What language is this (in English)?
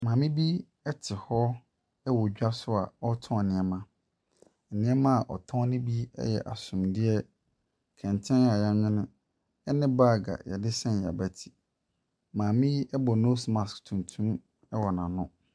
Akan